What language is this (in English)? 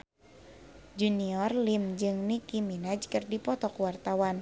Sundanese